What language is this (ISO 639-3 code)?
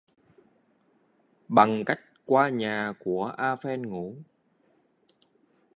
vie